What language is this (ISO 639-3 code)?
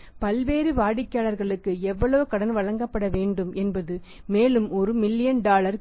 tam